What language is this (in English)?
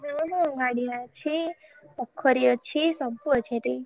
Odia